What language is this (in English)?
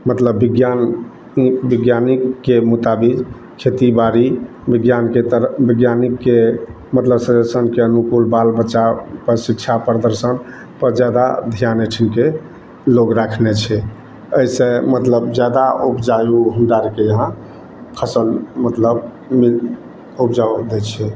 Maithili